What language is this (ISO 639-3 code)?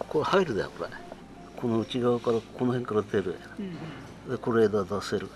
jpn